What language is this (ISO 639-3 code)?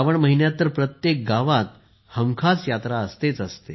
mar